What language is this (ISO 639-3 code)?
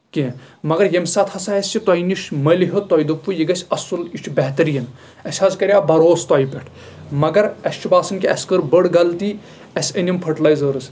kas